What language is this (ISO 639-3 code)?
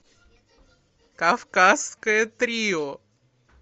rus